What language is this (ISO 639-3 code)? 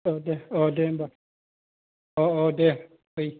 brx